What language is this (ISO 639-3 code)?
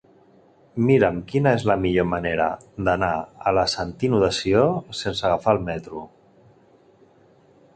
cat